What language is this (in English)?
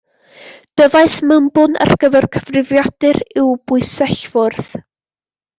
Welsh